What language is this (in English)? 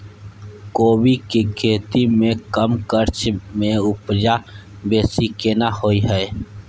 Maithili